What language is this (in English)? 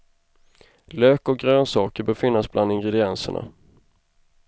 Swedish